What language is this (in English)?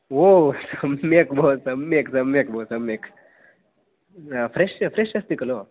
Sanskrit